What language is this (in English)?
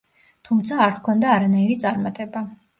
Georgian